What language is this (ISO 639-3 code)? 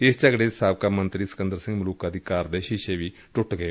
pan